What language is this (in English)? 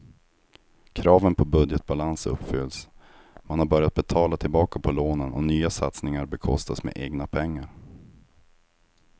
Swedish